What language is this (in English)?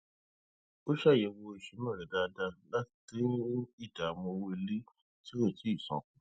Yoruba